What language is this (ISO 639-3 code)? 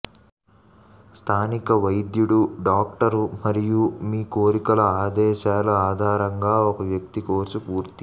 tel